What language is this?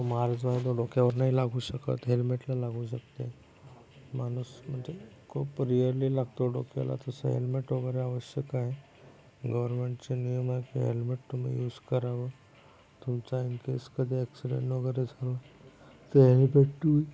Marathi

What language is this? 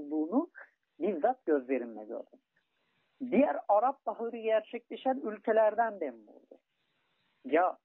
Turkish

